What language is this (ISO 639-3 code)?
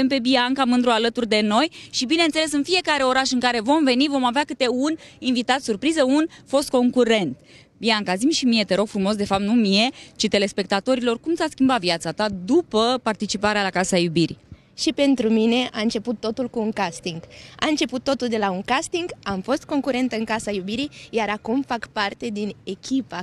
ron